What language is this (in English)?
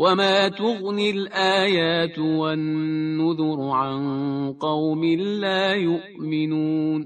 Persian